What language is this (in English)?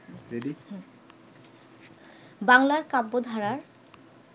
Bangla